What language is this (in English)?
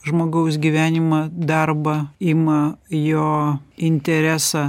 Lithuanian